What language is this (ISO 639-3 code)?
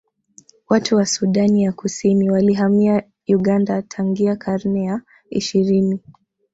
swa